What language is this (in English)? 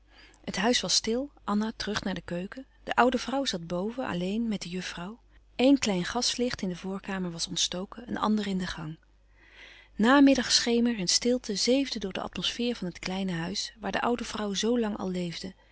Dutch